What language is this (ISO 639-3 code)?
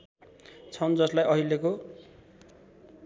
nep